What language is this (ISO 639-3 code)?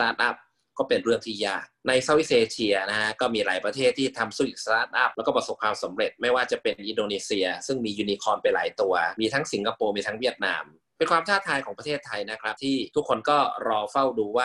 tha